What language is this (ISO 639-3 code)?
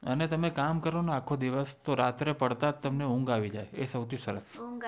guj